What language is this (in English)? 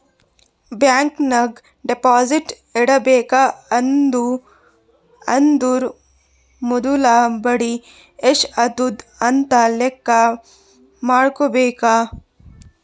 Kannada